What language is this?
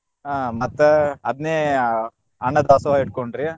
Kannada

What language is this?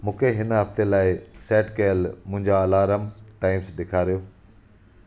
Sindhi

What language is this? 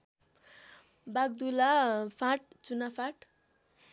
Nepali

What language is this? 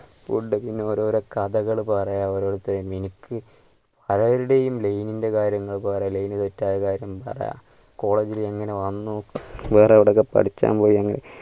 Malayalam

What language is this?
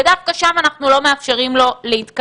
Hebrew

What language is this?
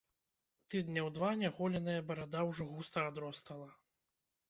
Belarusian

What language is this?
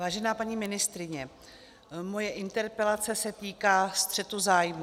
Czech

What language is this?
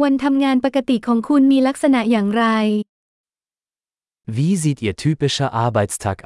Thai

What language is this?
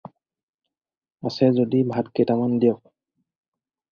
Assamese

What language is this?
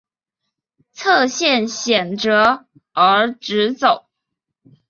Chinese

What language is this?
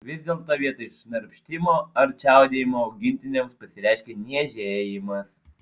Lithuanian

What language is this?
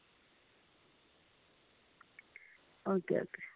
Dogri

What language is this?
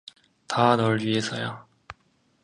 Korean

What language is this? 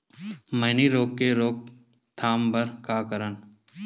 Chhattisgarhi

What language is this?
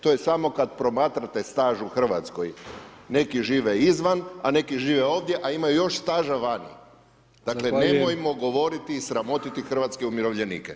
Croatian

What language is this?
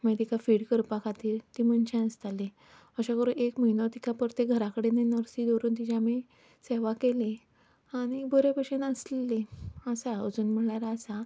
Konkani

